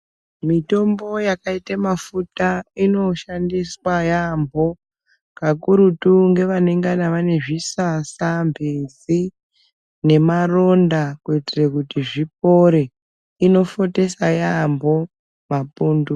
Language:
Ndau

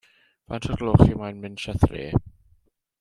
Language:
Welsh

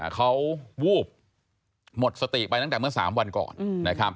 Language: Thai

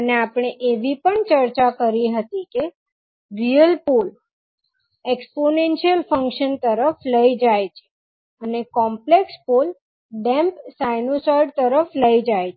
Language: Gujarati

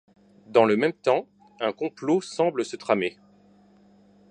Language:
French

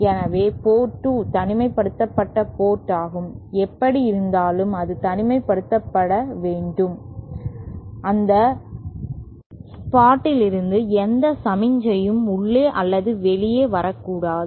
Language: Tamil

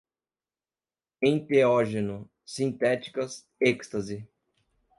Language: Portuguese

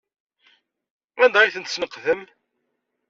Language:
Kabyle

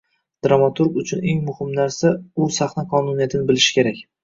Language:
Uzbek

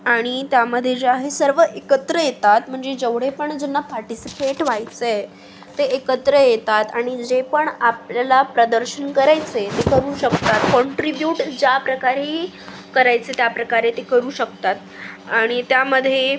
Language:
Marathi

